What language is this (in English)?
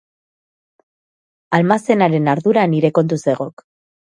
Basque